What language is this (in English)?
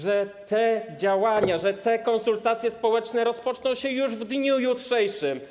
Polish